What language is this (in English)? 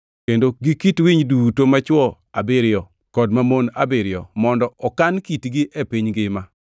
Luo (Kenya and Tanzania)